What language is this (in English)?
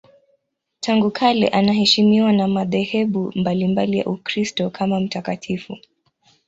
Swahili